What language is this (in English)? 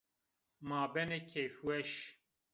Zaza